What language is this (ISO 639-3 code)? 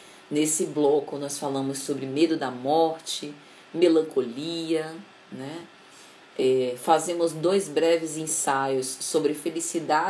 por